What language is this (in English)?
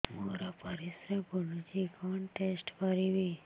Odia